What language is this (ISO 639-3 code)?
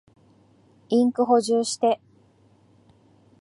jpn